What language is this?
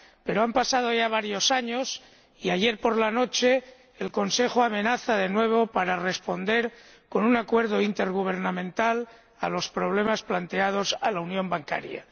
Spanish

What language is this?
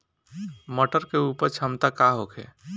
Bhojpuri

